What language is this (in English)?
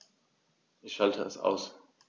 German